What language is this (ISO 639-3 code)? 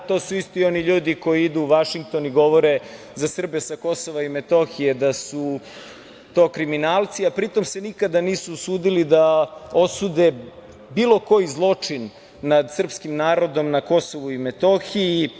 srp